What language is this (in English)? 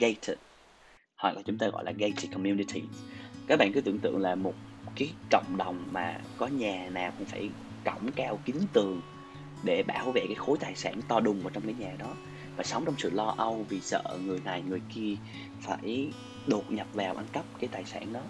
Vietnamese